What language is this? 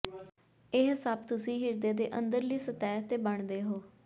Punjabi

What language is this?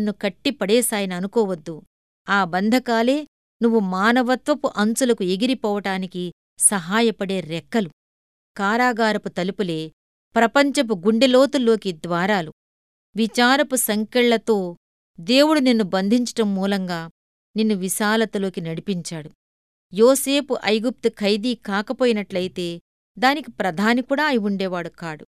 Telugu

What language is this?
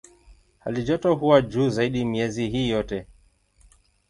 Swahili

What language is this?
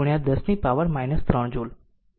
Gujarati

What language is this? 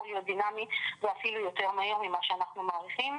Hebrew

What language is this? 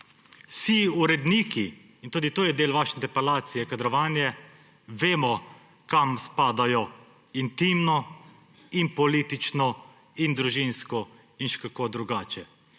Slovenian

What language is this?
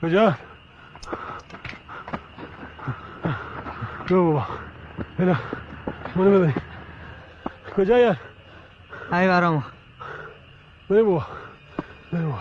Persian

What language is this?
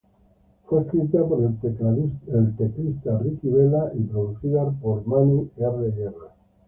Spanish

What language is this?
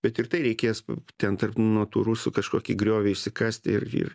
Lithuanian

